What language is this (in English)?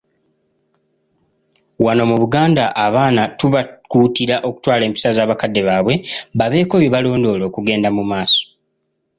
Ganda